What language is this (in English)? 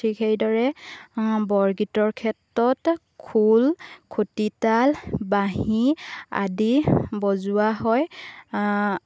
Assamese